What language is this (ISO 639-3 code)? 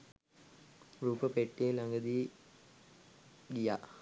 sin